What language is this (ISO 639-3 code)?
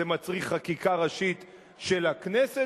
heb